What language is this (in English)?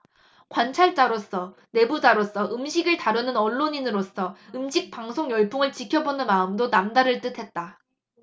Korean